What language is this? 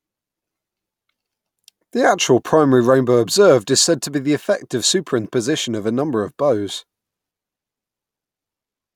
English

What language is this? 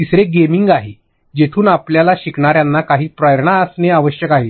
Marathi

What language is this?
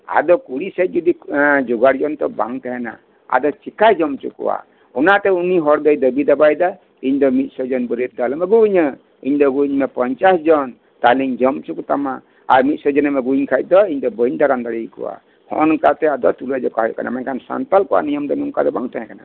Santali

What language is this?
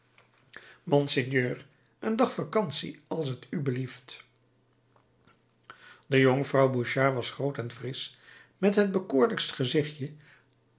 Dutch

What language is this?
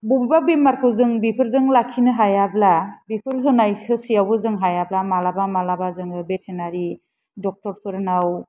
Bodo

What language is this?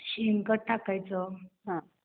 Marathi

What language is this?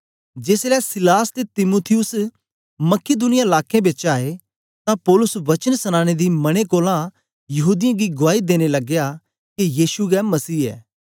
Dogri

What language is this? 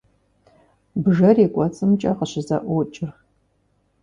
Kabardian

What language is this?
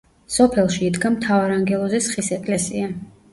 Georgian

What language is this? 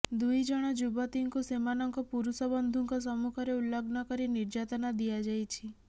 Odia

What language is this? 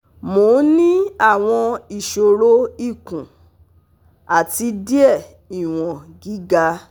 Yoruba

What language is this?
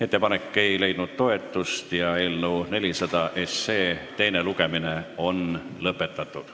Estonian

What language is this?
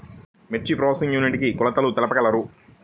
Telugu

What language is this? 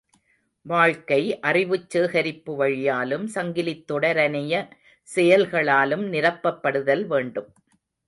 Tamil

